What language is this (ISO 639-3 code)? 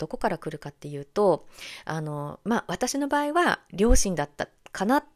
jpn